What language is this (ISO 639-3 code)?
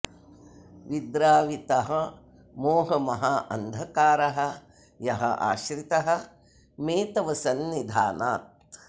san